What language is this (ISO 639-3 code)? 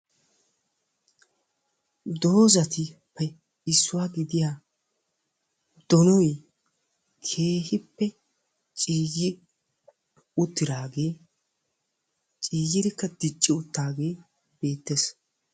wal